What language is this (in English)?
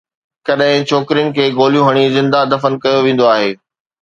Sindhi